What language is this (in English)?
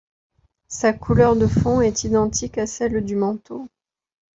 French